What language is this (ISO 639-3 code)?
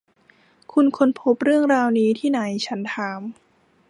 tha